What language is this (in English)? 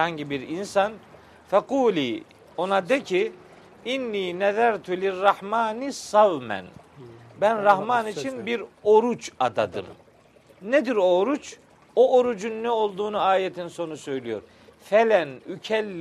Turkish